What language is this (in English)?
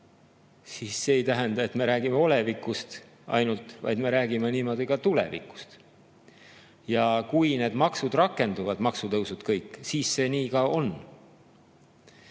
Estonian